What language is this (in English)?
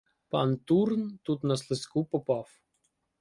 Ukrainian